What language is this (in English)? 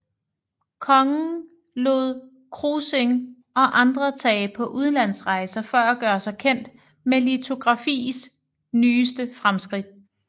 Danish